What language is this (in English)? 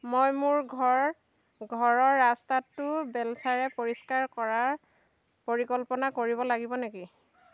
Assamese